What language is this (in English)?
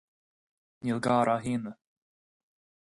Irish